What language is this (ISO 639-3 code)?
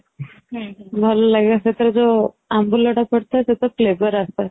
ori